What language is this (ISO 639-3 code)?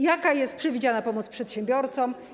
pol